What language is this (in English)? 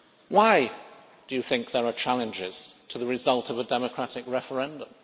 English